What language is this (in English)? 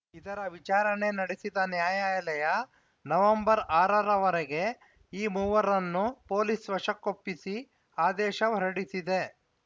Kannada